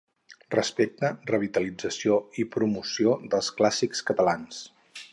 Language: Catalan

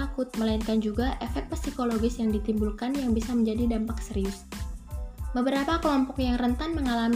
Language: Indonesian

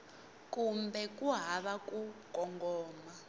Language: Tsonga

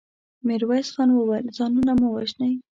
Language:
Pashto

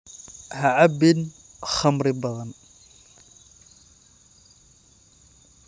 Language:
Somali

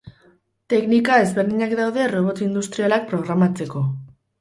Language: Basque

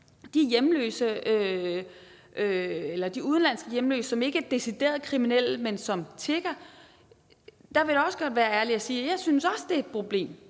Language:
Danish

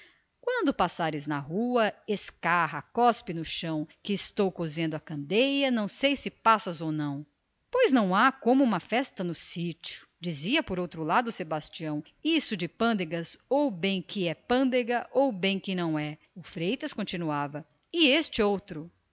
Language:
Portuguese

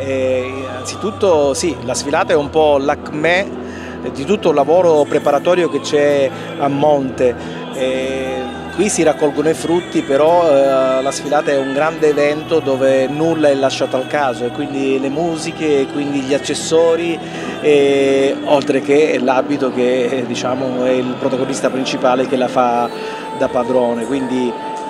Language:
Italian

